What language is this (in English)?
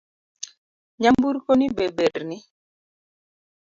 Luo (Kenya and Tanzania)